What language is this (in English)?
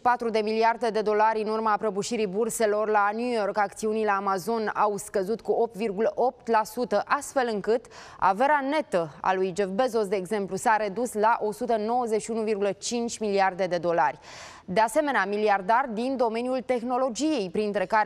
Romanian